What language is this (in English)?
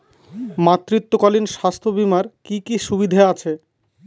Bangla